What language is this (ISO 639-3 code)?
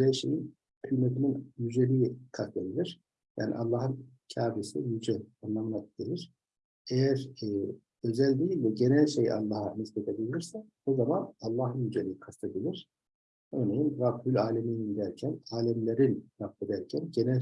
tur